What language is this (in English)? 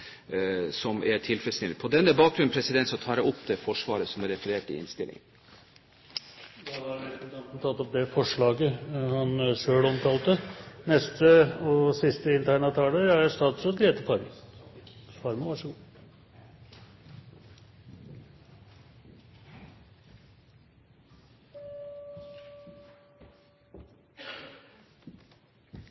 Norwegian